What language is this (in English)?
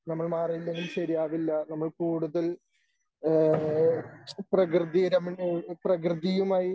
Malayalam